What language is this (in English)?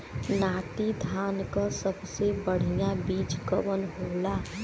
Bhojpuri